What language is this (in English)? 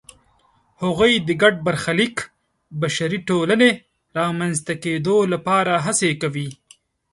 Pashto